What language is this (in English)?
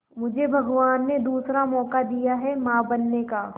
Hindi